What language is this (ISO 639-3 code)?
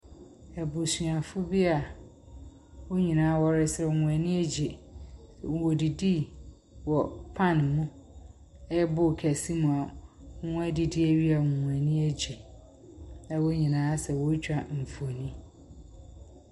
aka